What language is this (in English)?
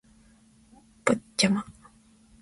Japanese